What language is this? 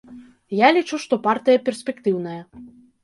Belarusian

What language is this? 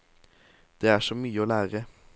Norwegian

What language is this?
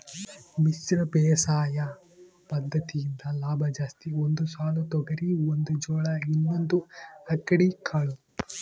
Kannada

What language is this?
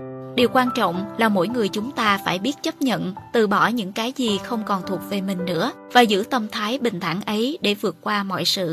Vietnamese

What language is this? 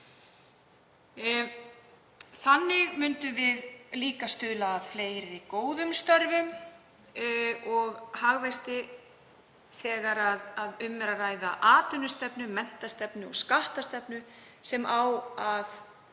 Icelandic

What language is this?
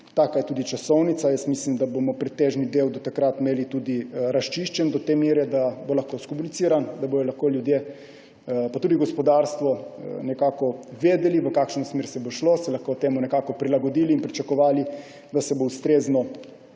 Slovenian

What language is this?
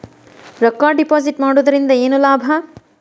Kannada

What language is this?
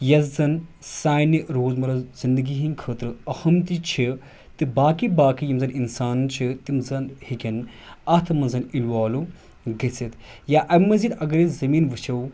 Kashmiri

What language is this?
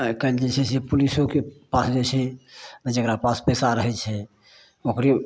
Maithili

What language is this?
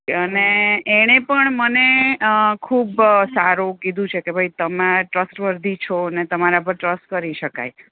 Gujarati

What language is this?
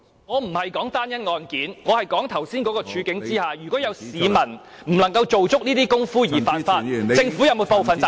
Cantonese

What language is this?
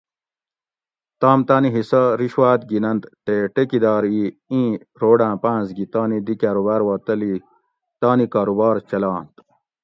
Gawri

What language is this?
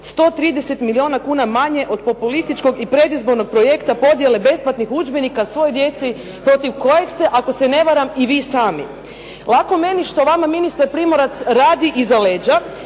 Croatian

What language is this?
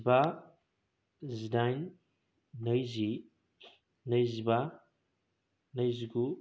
Bodo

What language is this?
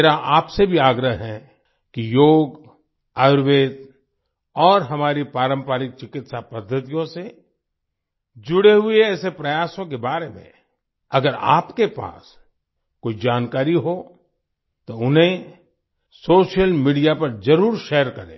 Hindi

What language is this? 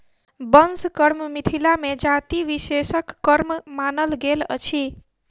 Maithili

